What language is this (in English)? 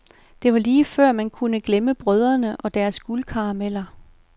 Danish